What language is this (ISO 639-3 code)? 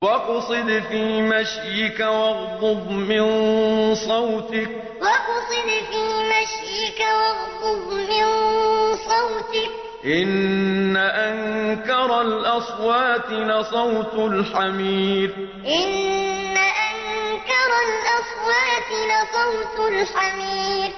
ara